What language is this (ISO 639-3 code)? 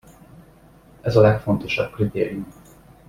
hun